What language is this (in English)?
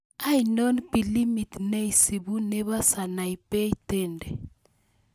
Kalenjin